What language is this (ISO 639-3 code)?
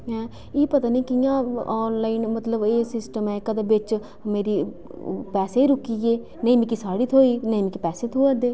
doi